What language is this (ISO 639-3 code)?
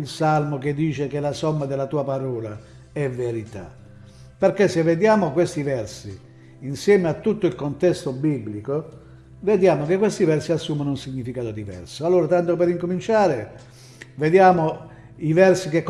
ita